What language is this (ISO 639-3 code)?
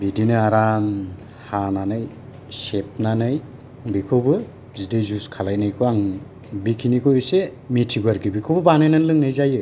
brx